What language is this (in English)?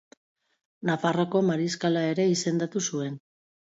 Basque